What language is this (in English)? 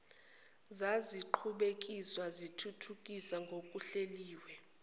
Zulu